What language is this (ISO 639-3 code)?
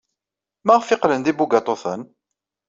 kab